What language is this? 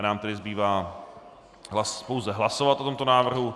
Czech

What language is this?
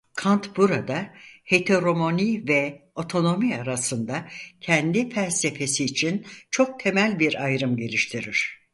Turkish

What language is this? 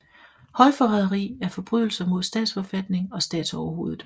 Danish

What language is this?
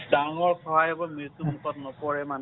Assamese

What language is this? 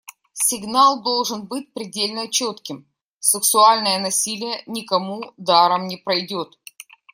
Russian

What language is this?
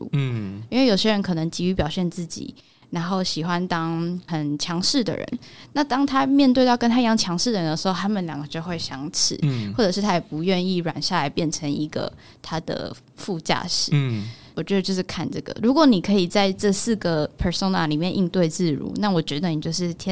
Chinese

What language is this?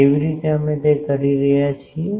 Gujarati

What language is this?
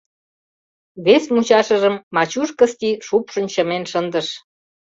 Mari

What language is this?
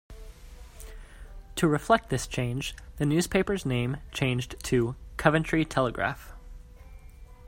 English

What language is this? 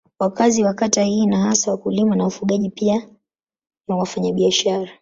Swahili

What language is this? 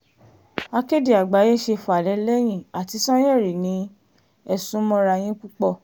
Yoruba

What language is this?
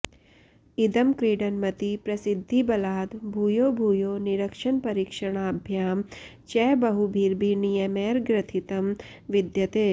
Sanskrit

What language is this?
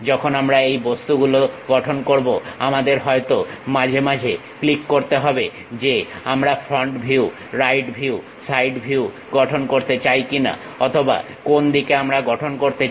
Bangla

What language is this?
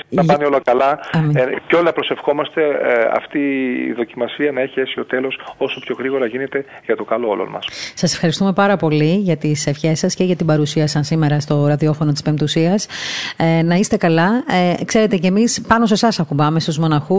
Greek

